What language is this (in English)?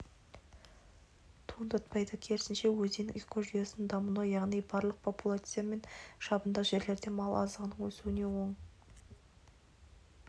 Kazakh